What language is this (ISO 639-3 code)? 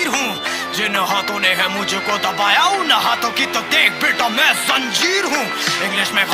vie